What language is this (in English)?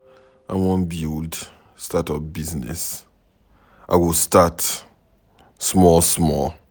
Nigerian Pidgin